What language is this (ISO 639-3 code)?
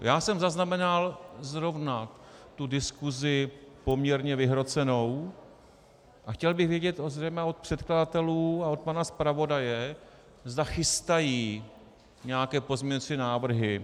ces